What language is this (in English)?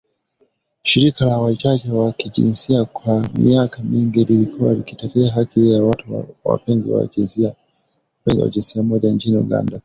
Swahili